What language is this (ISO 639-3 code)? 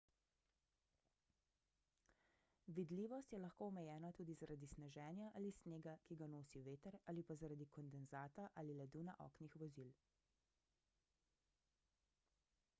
slv